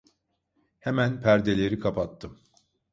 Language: Turkish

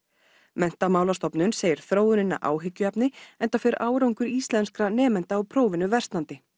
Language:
Icelandic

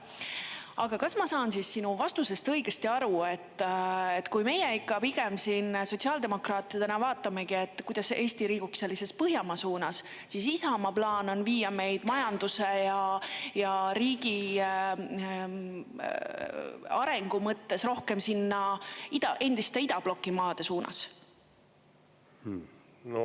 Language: Estonian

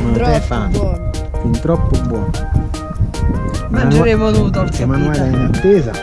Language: Italian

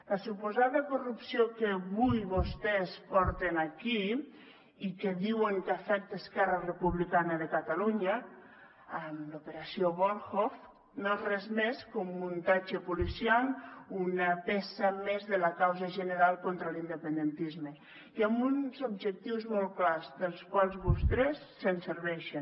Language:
Catalan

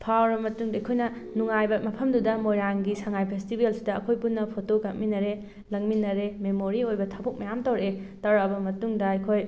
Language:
Manipuri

